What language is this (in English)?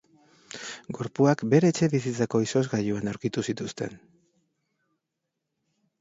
Basque